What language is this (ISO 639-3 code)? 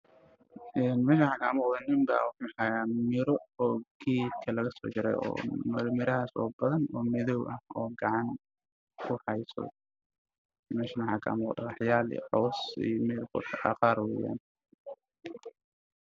som